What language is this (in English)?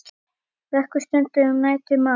Icelandic